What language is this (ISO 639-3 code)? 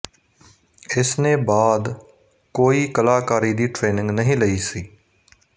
pan